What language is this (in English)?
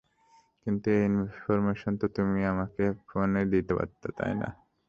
Bangla